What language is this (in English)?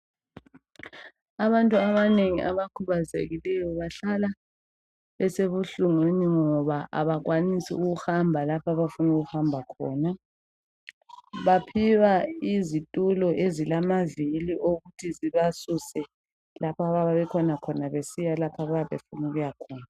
North Ndebele